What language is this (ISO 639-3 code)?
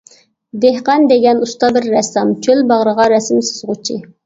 uig